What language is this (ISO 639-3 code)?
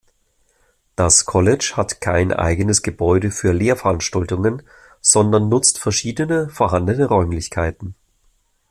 deu